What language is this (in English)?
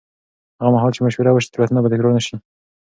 Pashto